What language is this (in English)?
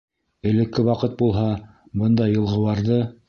Bashkir